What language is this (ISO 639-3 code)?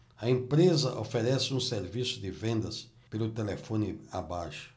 por